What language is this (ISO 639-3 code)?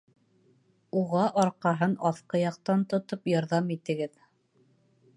bak